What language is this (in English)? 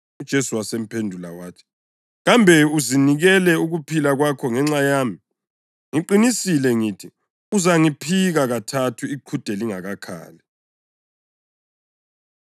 North Ndebele